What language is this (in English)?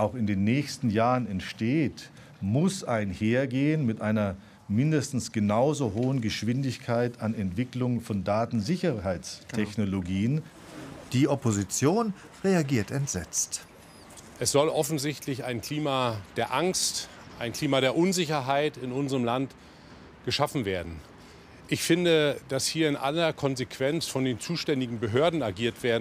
German